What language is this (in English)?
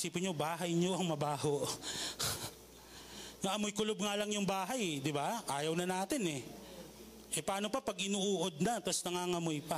Filipino